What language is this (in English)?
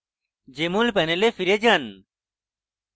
Bangla